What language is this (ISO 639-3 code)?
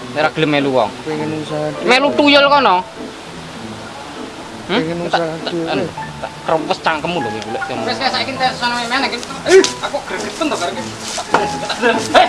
ind